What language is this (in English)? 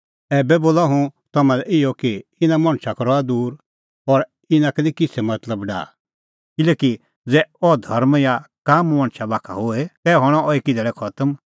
Kullu Pahari